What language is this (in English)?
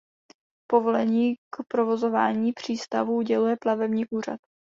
Czech